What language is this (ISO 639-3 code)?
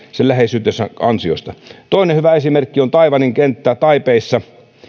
fin